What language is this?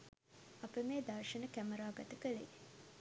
Sinhala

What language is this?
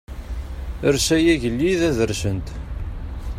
Kabyle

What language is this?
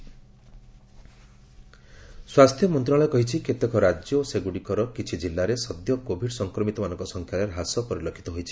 Odia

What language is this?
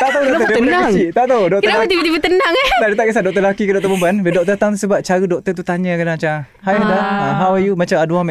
Malay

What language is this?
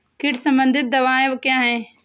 Hindi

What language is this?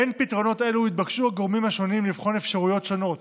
Hebrew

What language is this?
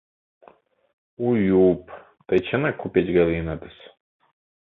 Mari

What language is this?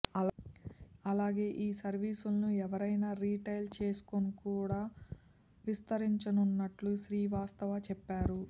Telugu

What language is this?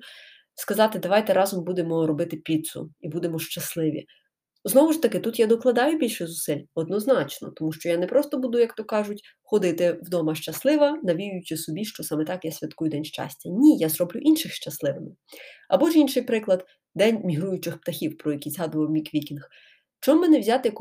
Ukrainian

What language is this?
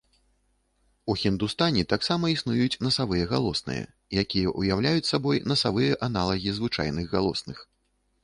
Belarusian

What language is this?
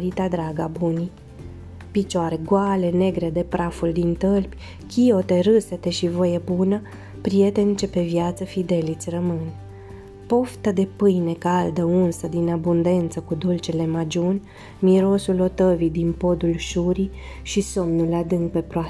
Romanian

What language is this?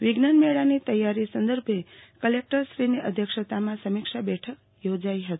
Gujarati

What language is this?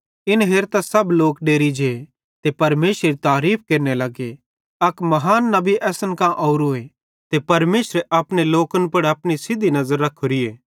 Bhadrawahi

